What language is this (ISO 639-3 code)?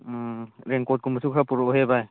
mni